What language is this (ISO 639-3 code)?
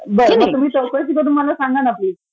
mar